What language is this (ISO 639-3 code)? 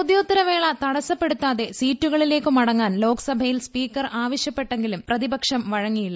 mal